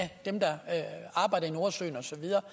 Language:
Danish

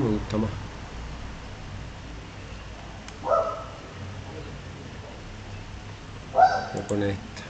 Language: Spanish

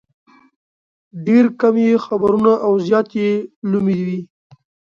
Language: Pashto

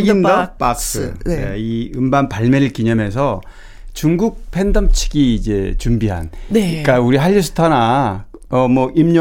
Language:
Korean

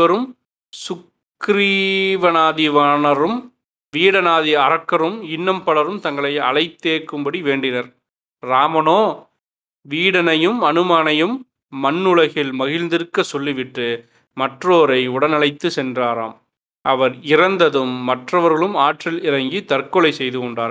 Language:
Tamil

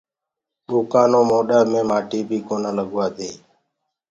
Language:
Gurgula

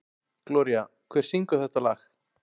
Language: Icelandic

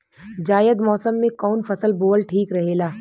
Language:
Bhojpuri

